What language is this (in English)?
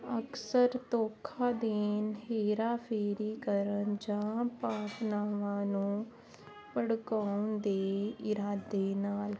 Punjabi